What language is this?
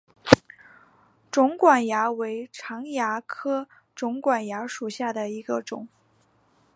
Chinese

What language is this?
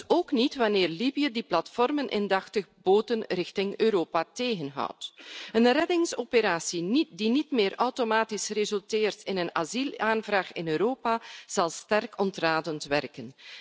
Dutch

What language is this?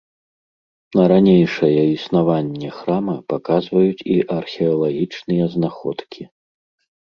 Belarusian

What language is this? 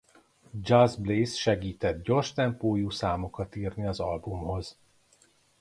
Hungarian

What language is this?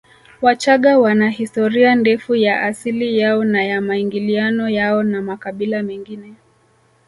Swahili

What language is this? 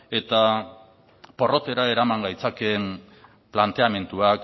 Basque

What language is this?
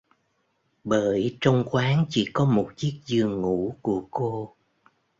Vietnamese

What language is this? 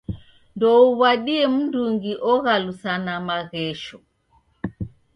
Taita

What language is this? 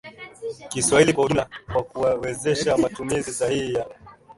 Swahili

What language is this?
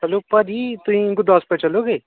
Punjabi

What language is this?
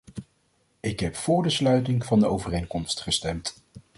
Dutch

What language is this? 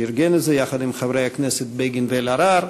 Hebrew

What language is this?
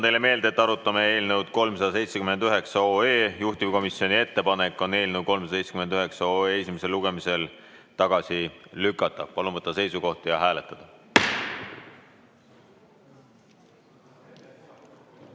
Estonian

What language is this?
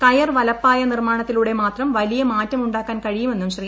Malayalam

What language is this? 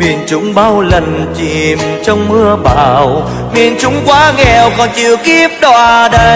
Vietnamese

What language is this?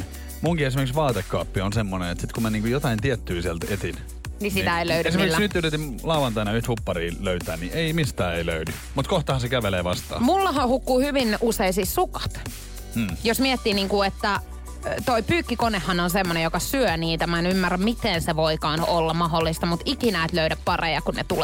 Finnish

